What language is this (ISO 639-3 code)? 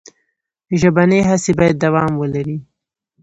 pus